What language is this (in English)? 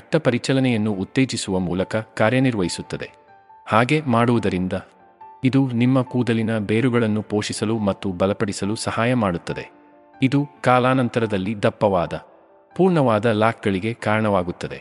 Kannada